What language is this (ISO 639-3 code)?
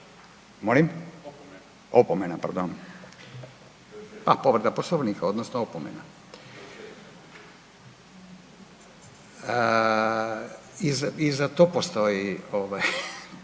hrv